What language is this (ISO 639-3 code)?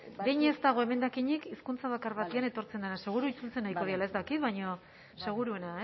eus